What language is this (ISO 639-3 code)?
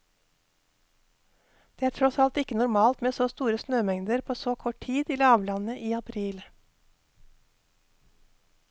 nor